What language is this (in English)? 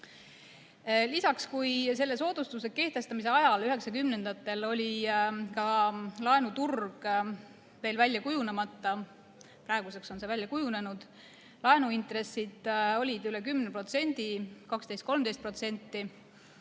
Estonian